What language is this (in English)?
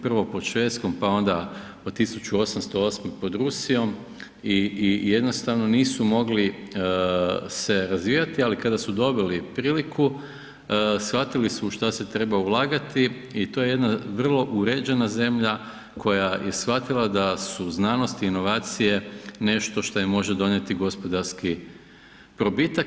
Croatian